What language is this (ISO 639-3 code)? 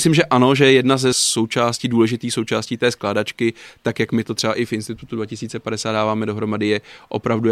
ces